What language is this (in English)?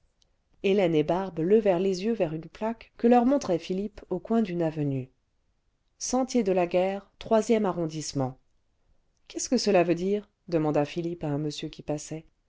French